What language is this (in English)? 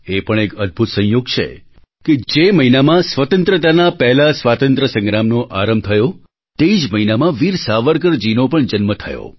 Gujarati